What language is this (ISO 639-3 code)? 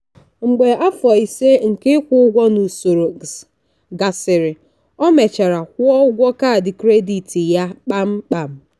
ibo